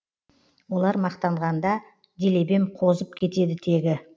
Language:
Kazakh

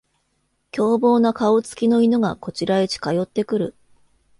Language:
Japanese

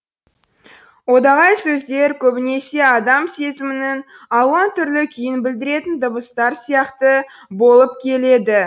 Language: Kazakh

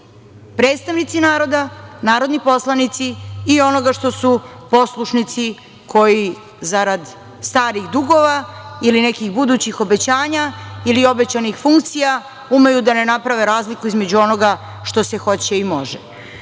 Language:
Serbian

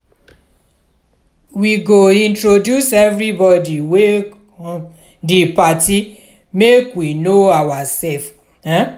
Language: Nigerian Pidgin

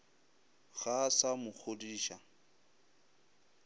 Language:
Northern Sotho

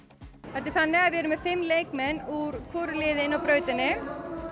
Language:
Icelandic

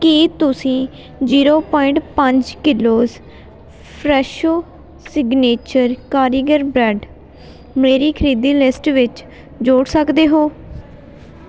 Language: Punjabi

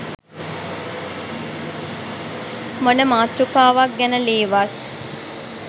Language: Sinhala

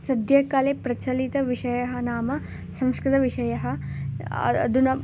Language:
Sanskrit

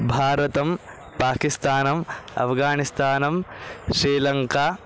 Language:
Sanskrit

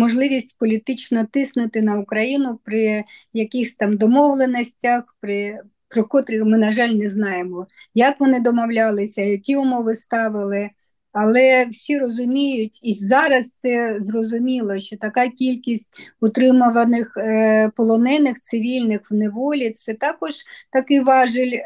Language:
Ukrainian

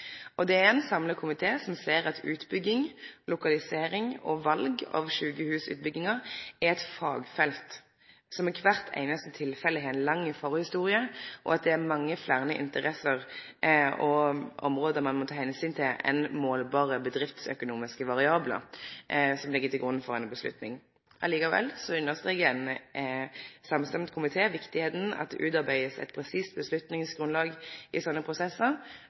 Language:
Norwegian Nynorsk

